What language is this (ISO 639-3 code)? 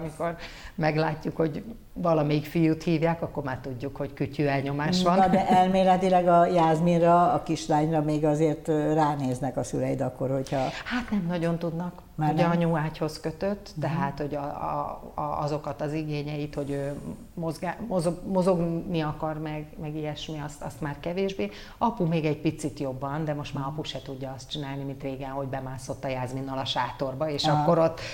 hun